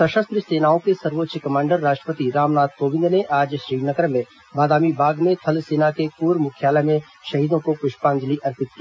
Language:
Hindi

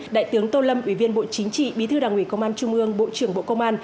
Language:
Vietnamese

